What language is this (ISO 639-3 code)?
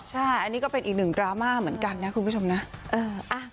tha